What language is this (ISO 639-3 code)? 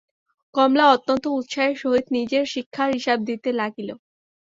ben